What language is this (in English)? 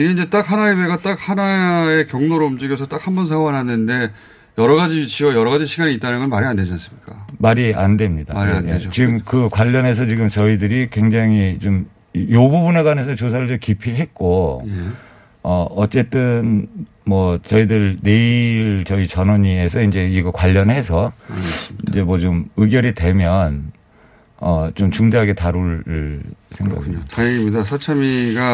Korean